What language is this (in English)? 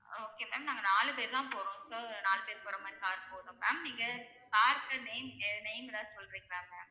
Tamil